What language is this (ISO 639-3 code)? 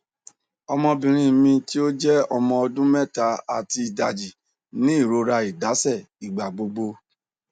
yor